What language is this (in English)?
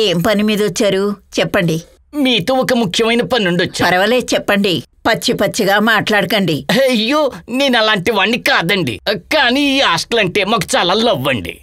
Telugu